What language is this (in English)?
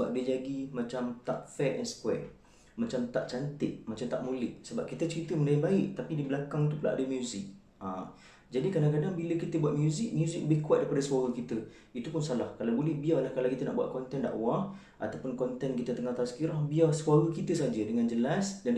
Malay